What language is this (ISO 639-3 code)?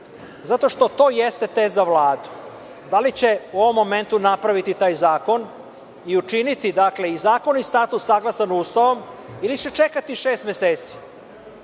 srp